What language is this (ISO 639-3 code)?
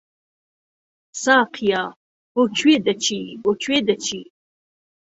ckb